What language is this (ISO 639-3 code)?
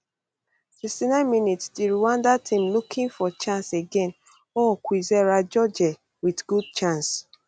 pcm